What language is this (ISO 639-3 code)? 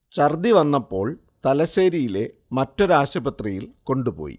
mal